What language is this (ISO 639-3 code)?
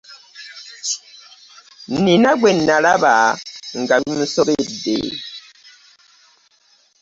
lug